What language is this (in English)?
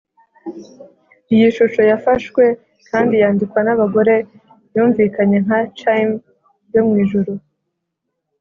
Kinyarwanda